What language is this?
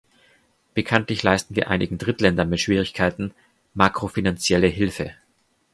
German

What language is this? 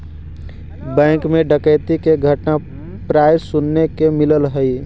Magahi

